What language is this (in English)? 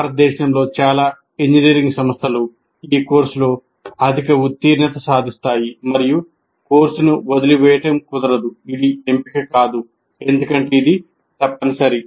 Telugu